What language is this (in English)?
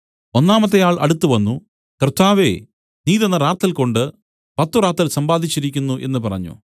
Malayalam